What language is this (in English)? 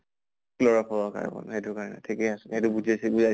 Assamese